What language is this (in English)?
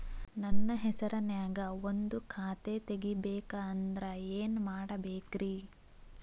Kannada